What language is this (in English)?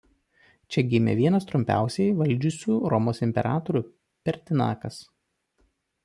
Lithuanian